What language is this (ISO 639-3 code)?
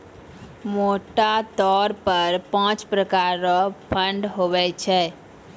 mai